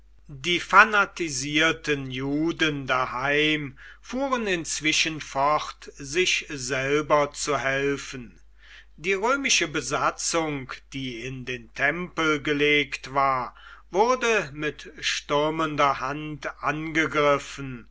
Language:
German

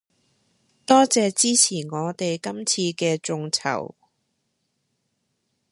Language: Cantonese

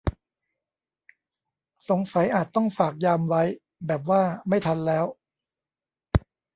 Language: Thai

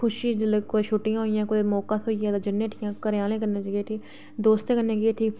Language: Dogri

